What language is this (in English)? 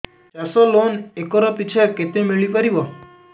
Odia